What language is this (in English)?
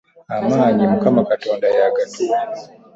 Ganda